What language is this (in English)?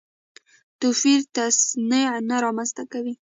Pashto